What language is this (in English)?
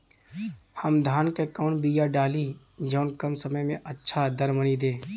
Bhojpuri